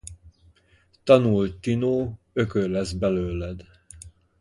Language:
Hungarian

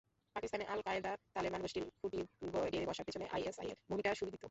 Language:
Bangla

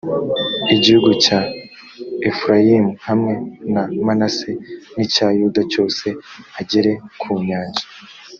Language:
Kinyarwanda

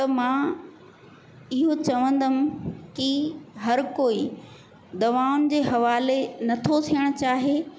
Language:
Sindhi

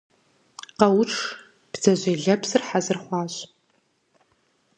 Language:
Kabardian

